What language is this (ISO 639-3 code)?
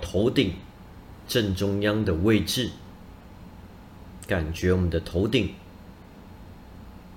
zho